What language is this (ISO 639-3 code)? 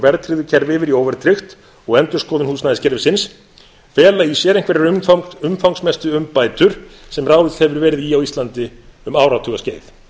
isl